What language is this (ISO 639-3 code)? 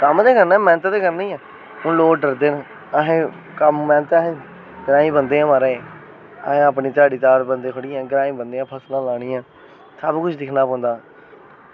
doi